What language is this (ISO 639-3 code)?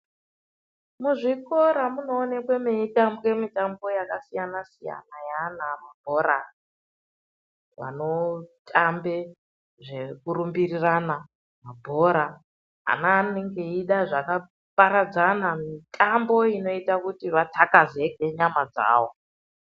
ndc